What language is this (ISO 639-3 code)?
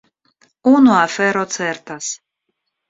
epo